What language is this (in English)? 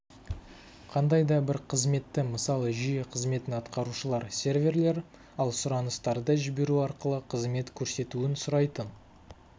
Kazakh